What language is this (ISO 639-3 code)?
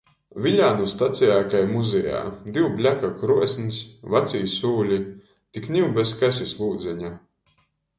ltg